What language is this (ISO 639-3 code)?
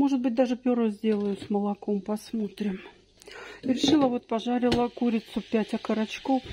rus